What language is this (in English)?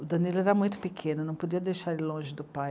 Portuguese